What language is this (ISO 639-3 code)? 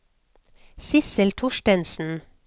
nor